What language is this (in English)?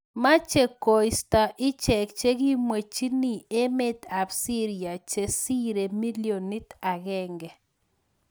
Kalenjin